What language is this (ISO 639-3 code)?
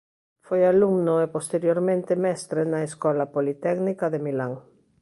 glg